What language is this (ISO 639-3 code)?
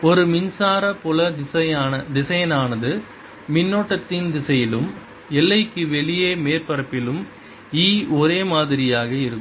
tam